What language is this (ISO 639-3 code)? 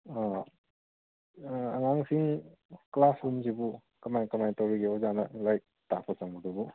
mni